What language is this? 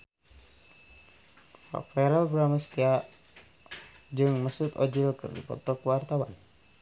Sundanese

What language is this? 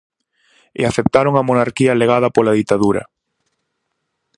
Galician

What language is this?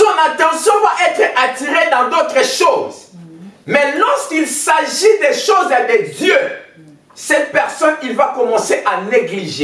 French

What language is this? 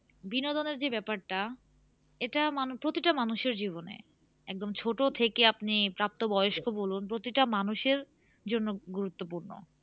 Bangla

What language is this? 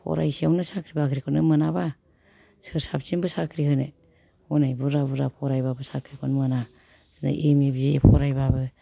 Bodo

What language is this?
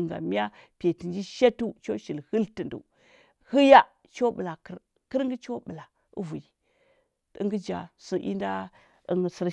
Huba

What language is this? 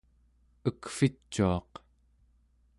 Central Yupik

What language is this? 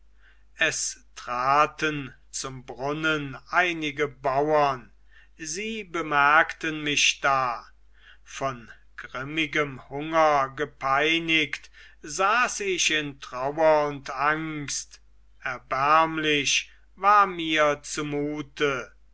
German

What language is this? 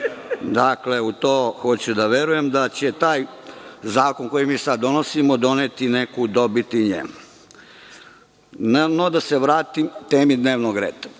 Serbian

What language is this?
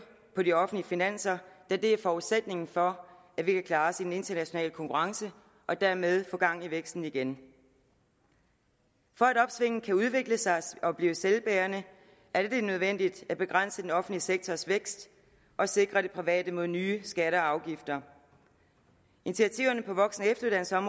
Danish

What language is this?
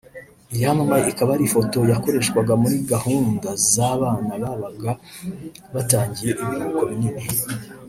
Kinyarwanda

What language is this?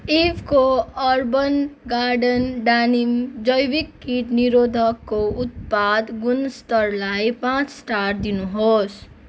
Nepali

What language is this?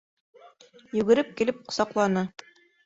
Bashkir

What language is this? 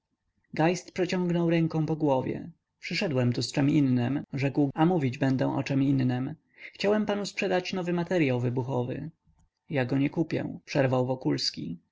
Polish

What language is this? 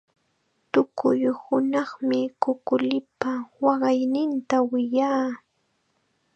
Chiquián Ancash Quechua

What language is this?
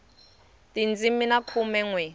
Tsonga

